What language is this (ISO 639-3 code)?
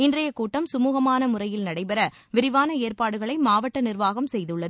tam